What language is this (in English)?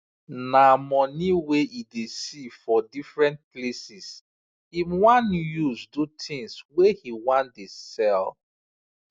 Nigerian Pidgin